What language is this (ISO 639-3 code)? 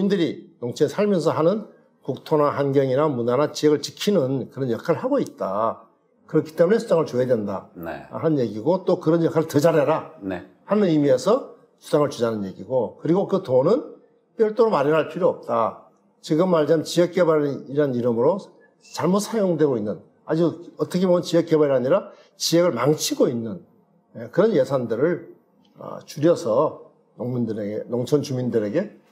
kor